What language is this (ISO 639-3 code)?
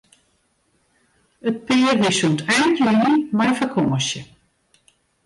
fry